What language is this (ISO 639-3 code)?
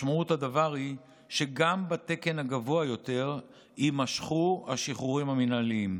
heb